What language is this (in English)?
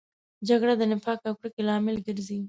Pashto